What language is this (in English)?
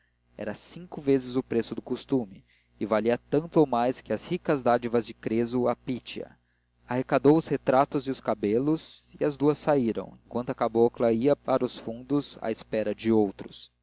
Portuguese